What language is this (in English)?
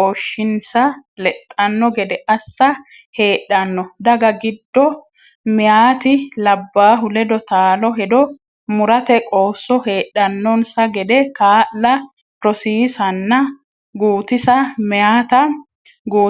Sidamo